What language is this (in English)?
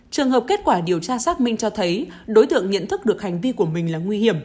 Vietnamese